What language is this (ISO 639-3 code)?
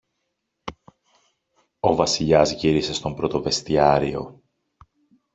ell